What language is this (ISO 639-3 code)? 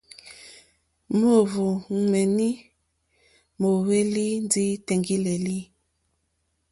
bri